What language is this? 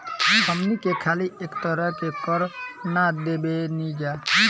Bhojpuri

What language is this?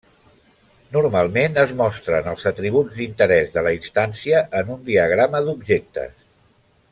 Catalan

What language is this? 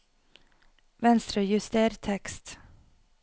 Norwegian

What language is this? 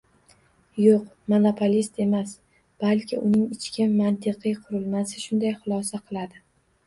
Uzbek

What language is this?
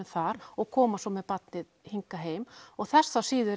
Icelandic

